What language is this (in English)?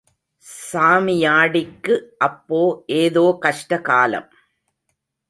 Tamil